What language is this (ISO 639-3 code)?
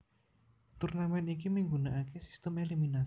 jav